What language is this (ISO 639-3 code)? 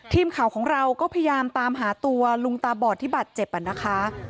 tha